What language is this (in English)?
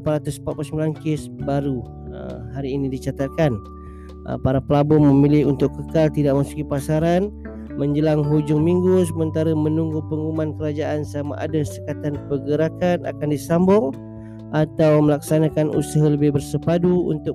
Malay